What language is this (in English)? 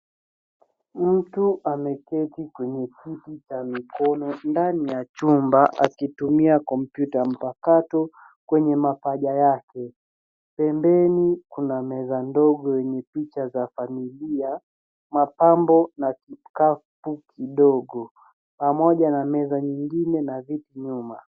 Swahili